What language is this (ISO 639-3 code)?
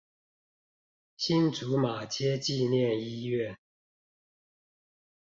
zho